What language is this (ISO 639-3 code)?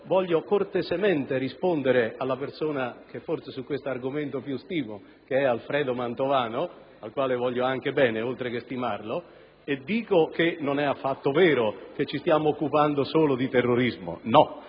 ita